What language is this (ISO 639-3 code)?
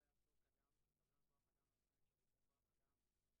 heb